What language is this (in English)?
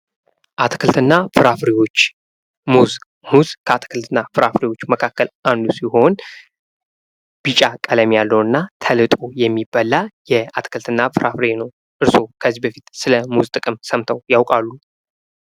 Amharic